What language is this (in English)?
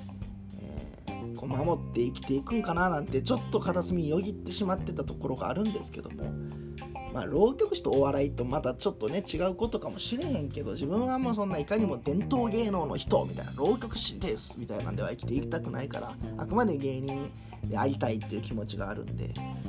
Japanese